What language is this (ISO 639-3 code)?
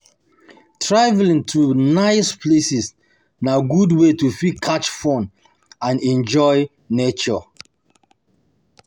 pcm